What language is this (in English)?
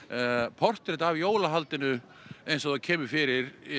Icelandic